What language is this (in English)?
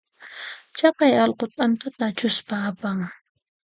Puno Quechua